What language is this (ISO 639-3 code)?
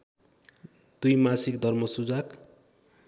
nep